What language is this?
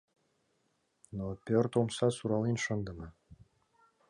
Mari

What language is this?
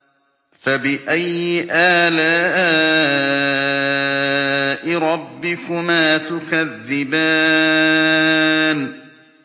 Arabic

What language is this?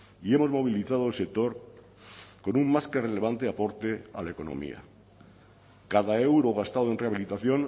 Spanish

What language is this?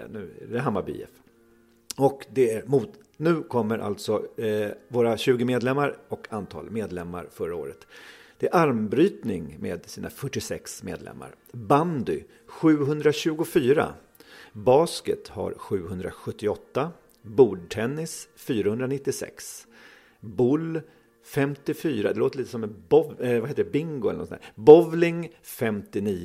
Swedish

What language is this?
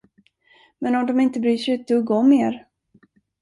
Swedish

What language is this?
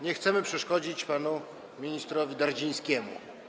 Polish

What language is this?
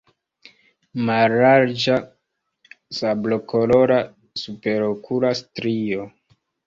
Esperanto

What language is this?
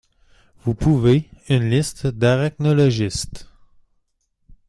French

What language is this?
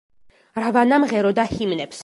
Georgian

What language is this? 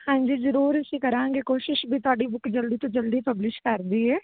Punjabi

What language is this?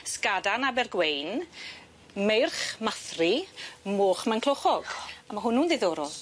Welsh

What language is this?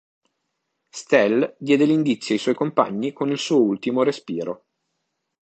Italian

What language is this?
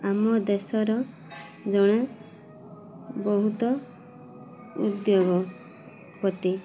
Odia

